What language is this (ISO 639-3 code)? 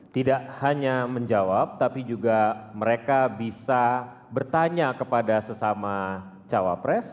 ind